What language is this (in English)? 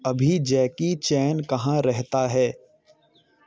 Hindi